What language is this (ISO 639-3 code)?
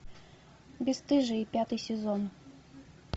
rus